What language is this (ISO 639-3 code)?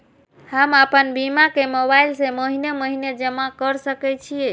mai